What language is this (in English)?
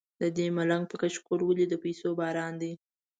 Pashto